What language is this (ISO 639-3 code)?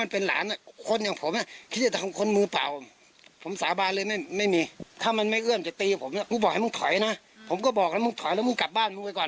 tha